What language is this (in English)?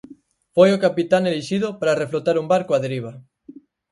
Galician